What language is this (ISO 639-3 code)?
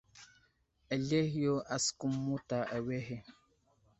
udl